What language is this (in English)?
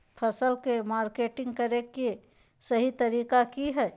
Magahi